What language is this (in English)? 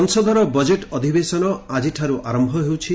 Odia